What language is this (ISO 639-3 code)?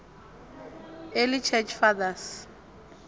ven